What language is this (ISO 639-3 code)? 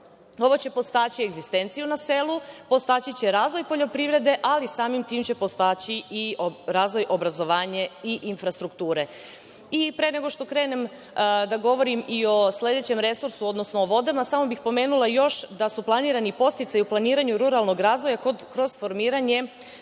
srp